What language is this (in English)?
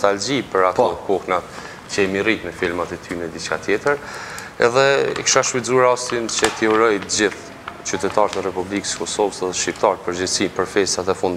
Romanian